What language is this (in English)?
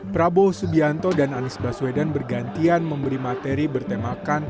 Indonesian